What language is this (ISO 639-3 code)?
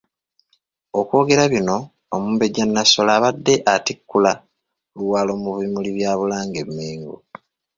lug